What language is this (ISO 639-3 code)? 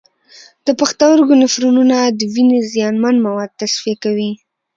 pus